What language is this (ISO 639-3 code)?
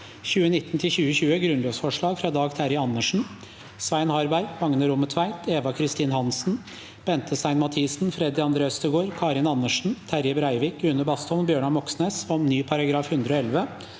nor